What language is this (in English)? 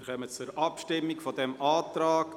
Swiss German